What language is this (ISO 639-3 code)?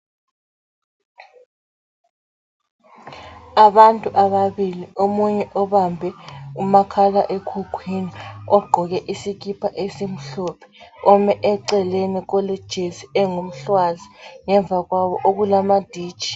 nde